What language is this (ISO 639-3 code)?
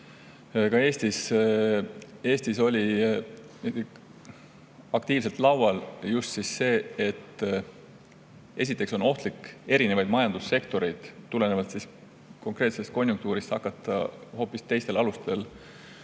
est